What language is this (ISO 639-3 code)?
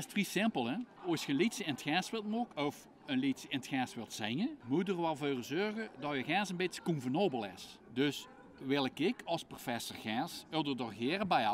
nld